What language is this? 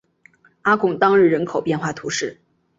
Chinese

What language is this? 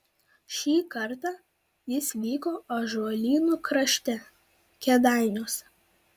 Lithuanian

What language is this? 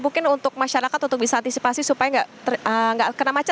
Indonesian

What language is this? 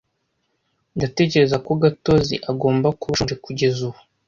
Kinyarwanda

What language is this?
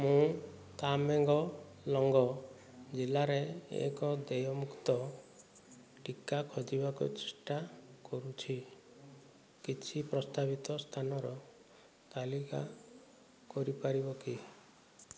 Odia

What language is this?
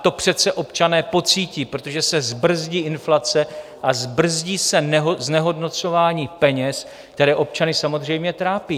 Czech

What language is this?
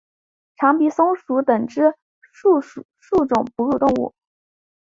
Chinese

